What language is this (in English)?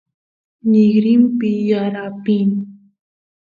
Santiago del Estero Quichua